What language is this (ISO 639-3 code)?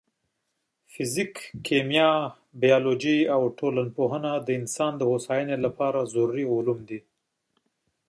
pus